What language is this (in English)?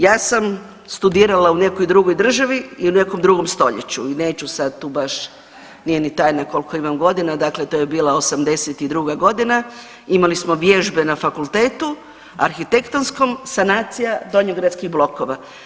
Croatian